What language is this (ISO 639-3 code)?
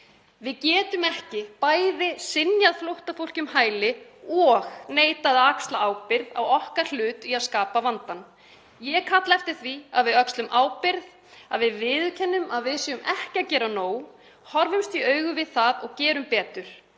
isl